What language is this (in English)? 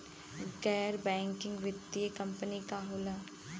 Bhojpuri